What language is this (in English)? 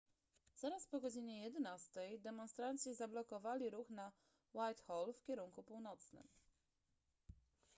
Polish